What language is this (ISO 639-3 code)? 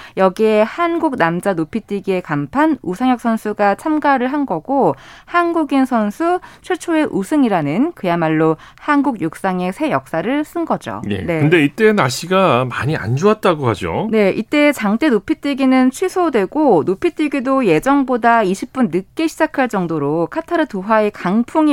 kor